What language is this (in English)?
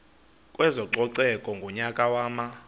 Xhosa